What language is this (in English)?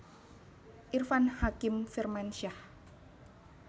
Javanese